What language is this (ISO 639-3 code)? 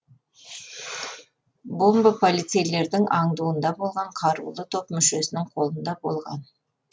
kaz